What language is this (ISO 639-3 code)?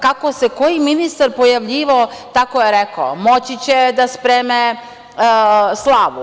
srp